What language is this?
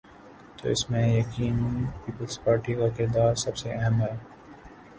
Urdu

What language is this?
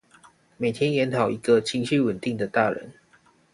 Chinese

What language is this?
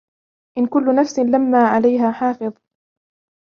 Arabic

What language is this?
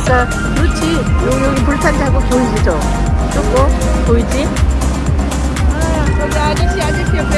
Korean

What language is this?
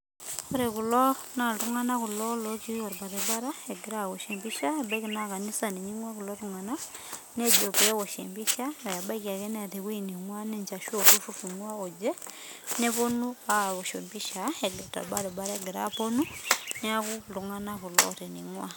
Masai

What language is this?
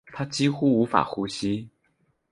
Chinese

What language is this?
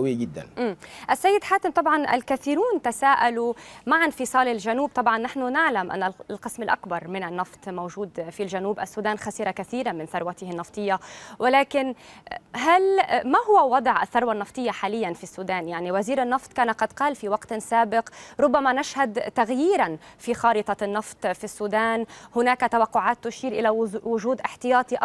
Arabic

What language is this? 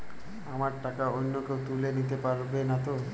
Bangla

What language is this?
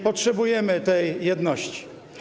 Polish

